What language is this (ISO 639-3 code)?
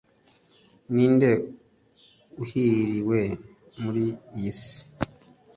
kin